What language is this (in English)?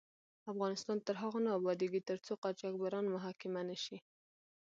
Pashto